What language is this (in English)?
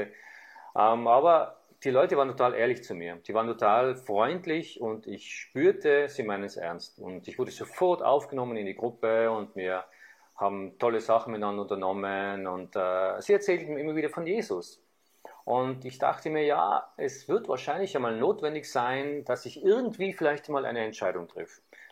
German